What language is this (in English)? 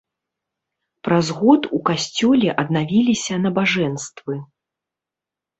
Belarusian